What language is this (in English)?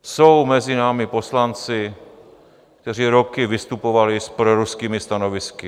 Czech